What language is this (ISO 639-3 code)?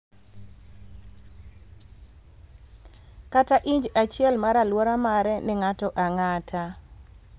luo